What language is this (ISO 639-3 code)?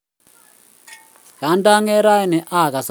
kln